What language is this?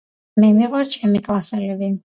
Georgian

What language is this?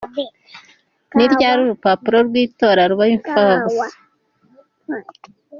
Kinyarwanda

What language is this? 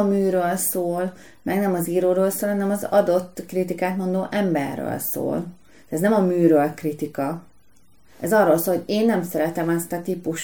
Hungarian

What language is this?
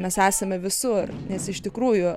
Lithuanian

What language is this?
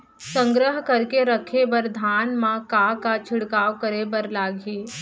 Chhattisgarhi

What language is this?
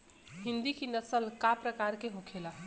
Bhojpuri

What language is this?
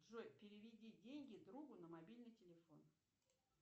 Russian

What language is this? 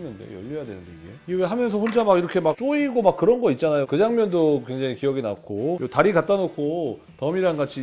Korean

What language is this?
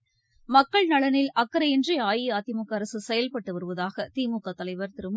Tamil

